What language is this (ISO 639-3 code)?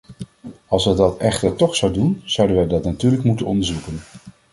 nld